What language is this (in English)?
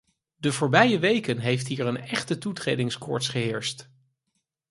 Dutch